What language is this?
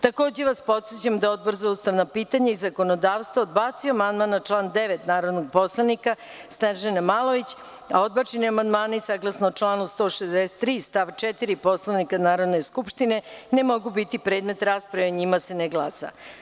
Serbian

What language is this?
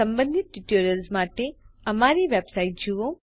Gujarati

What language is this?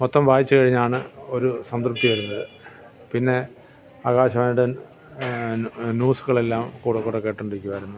Malayalam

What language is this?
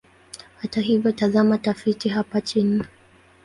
Swahili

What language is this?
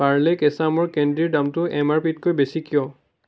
Assamese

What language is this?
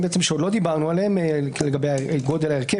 Hebrew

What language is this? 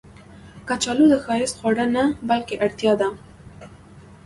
Pashto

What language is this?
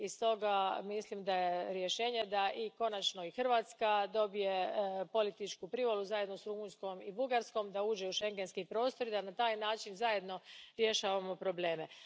Croatian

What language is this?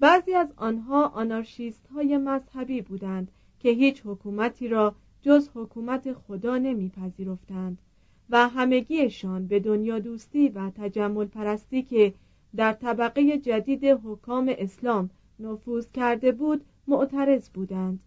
Persian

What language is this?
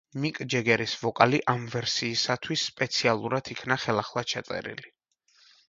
Georgian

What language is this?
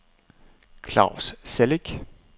Danish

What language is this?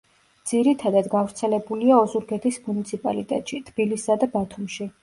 Georgian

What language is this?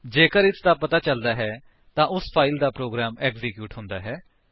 Punjabi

